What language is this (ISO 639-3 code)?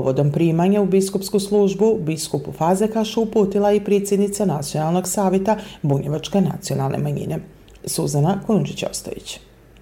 hrv